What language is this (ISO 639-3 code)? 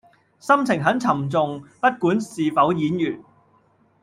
yue